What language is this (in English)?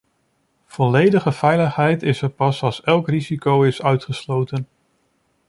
Dutch